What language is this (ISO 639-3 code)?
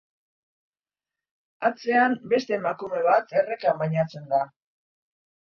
eus